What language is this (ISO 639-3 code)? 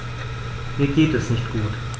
deu